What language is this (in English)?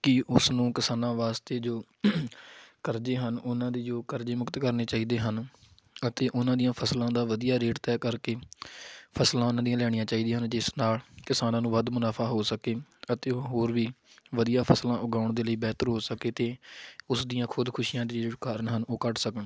Punjabi